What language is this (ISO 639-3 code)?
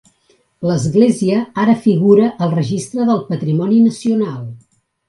cat